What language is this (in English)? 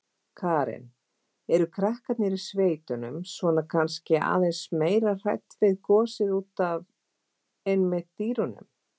Icelandic